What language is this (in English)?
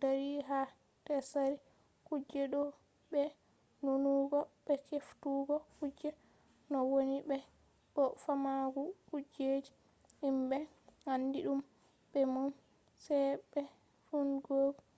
Fula